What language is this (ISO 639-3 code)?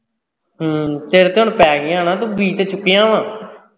pan